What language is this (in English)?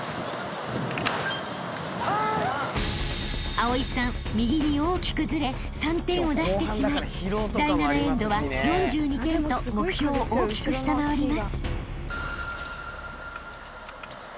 Japanese